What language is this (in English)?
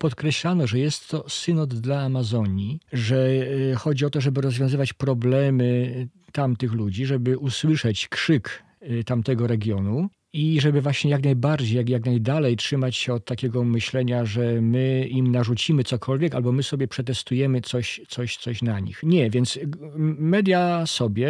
Polish